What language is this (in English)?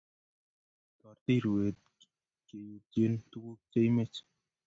Kalenjin